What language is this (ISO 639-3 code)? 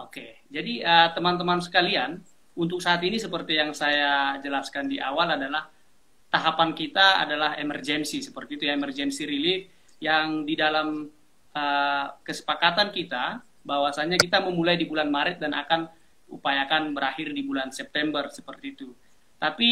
ind